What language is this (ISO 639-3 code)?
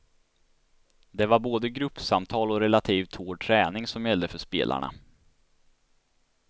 swe